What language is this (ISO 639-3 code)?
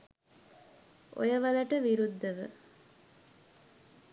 sin